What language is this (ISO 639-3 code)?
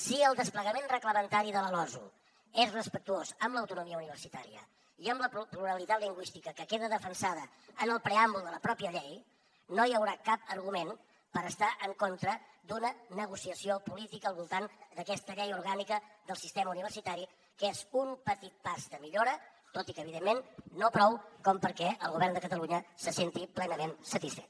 cat